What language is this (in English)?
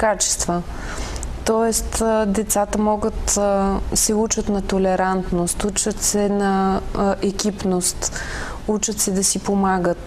Bulgarian